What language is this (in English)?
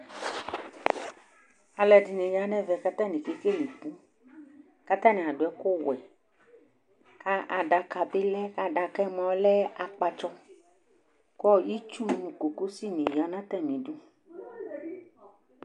Ikposo